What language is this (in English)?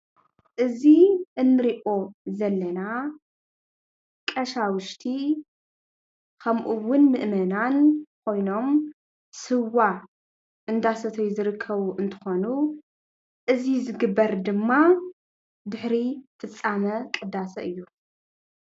Tigrinya